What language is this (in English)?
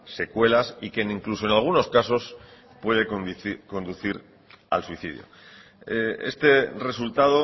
Spanish